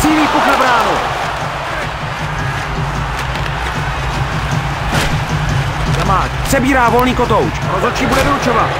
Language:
Czech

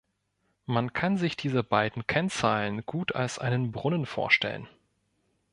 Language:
German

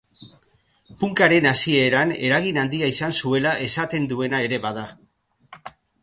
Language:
Basque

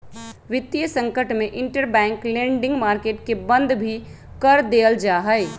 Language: Magahi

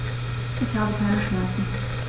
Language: German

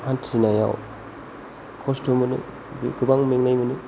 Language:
Bodo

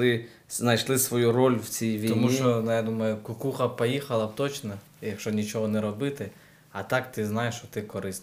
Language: Ukrainian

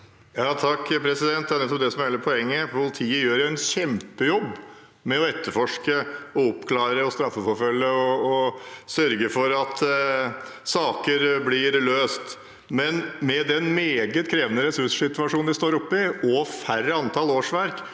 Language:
Norwegian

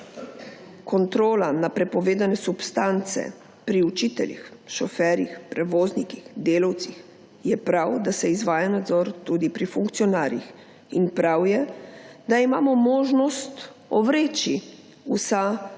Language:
Slovenian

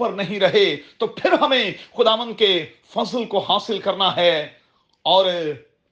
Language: Urdu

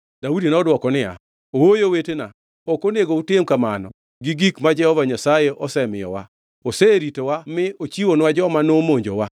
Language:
Luo (Kenya and Tanzania)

